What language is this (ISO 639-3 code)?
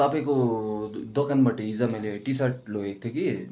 nep